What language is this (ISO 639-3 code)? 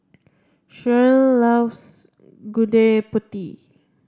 eng